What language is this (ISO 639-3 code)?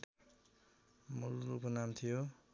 nep